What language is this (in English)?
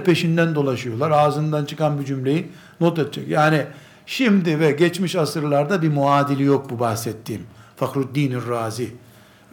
Turkish